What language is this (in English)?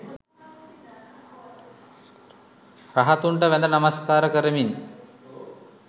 Sinhala